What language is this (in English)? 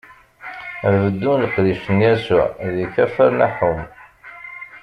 Kabyle